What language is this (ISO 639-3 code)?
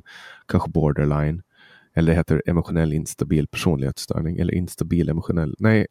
swe